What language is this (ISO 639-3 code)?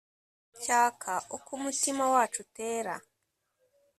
kin